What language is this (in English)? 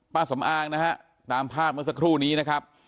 Thai